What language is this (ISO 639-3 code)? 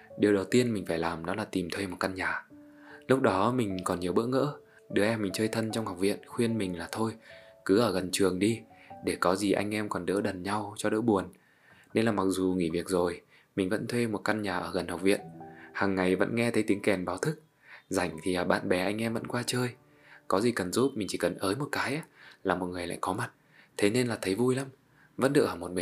vie